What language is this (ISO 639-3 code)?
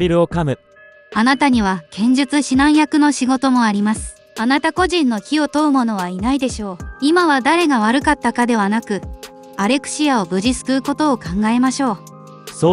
jpn